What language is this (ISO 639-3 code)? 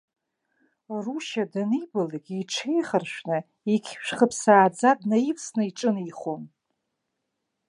abk